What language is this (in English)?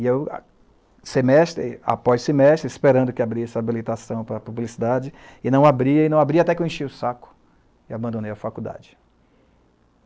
Portuguese